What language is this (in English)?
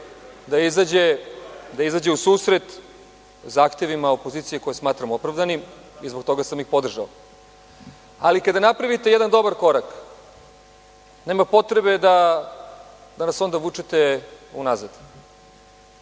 Serbian